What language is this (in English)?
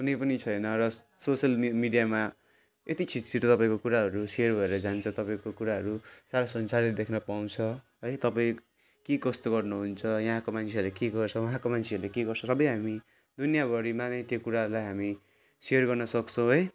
Nepali